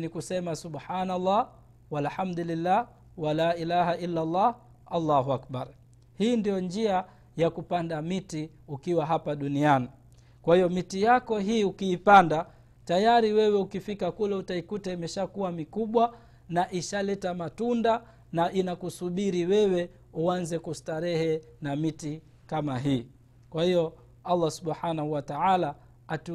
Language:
Swahili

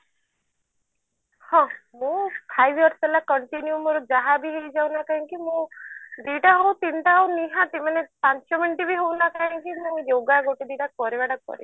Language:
Odia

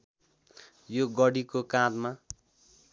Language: Nepali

